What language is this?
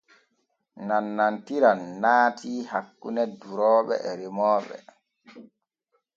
Borgu Fulfulde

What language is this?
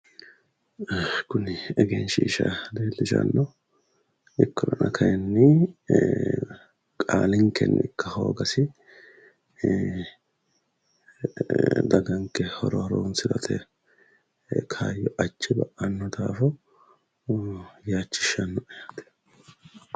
Sidamo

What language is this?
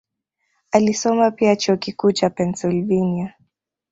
Swahili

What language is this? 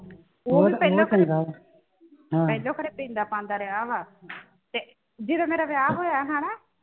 Punjabi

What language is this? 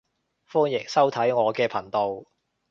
Cantonese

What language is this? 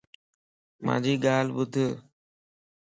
Lasi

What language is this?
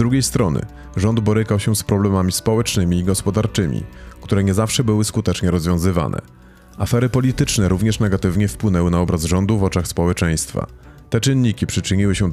Polish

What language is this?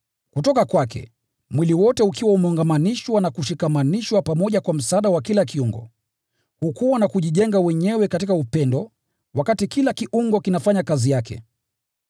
Swahili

